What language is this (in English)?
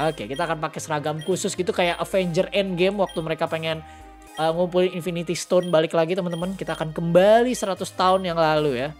Indonesian